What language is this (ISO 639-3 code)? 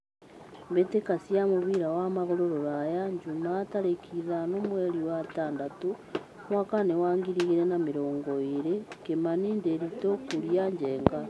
kik